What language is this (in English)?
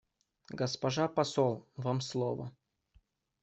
Russian